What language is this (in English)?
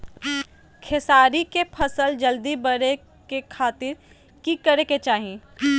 Magahi